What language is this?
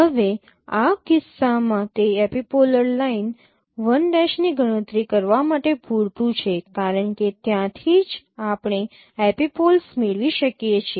Gujarati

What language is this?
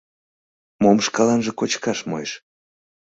Mari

